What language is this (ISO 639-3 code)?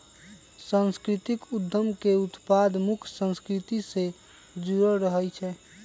mag